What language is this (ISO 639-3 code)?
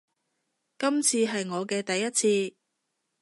yue